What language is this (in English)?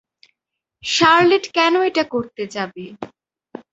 Bangla